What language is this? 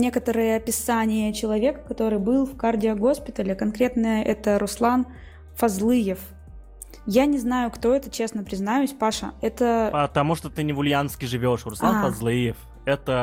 Russian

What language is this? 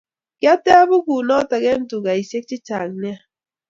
Kalenjin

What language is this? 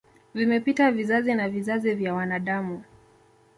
Swahili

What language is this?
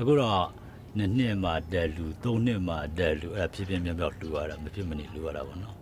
Thai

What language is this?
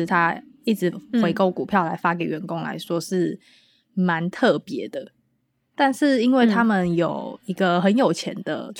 Chinese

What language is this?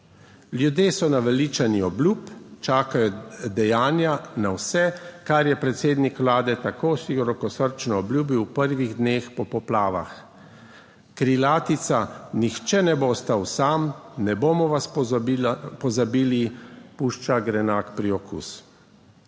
Slovenian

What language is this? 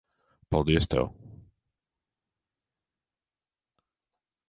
Latvian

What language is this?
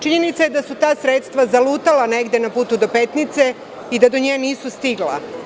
Serbian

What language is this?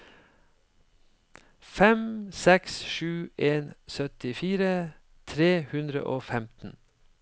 Norwegian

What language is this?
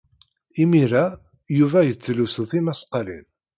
Kabyle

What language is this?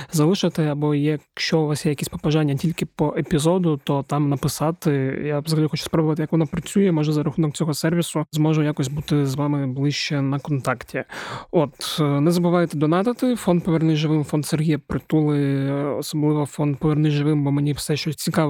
Ukrainian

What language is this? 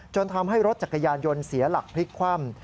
Thai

